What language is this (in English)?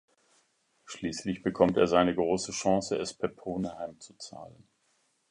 German